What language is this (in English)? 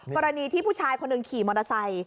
Thai